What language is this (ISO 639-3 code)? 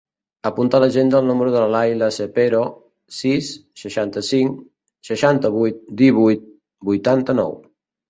cat